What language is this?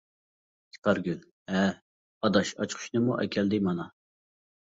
Uyghur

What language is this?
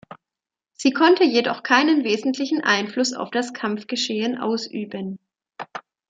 German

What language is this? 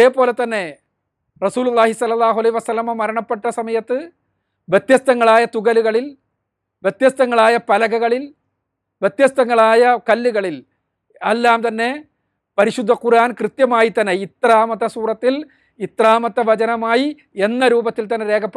Malayalam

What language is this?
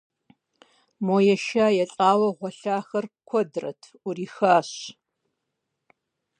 Kabardian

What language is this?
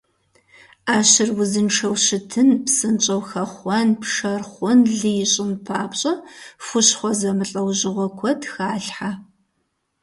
Kabardian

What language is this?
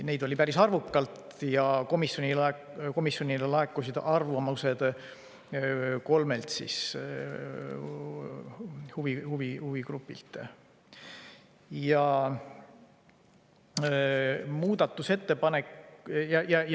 Estonian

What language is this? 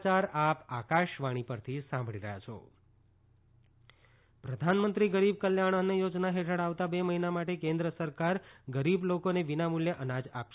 Gujarati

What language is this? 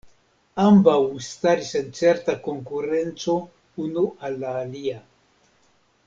Esperanto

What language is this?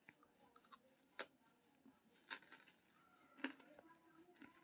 Maithili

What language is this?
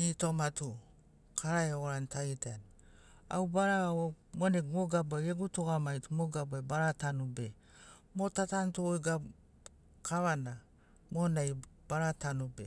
Sinaugoro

